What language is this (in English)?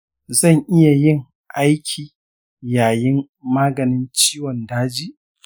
Hausa